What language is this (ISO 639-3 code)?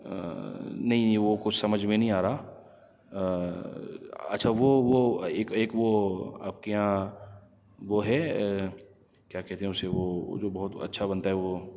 urd